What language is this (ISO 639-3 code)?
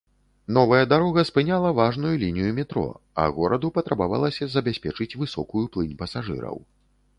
bel